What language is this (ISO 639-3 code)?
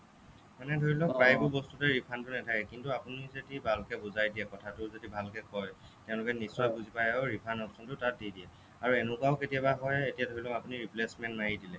asm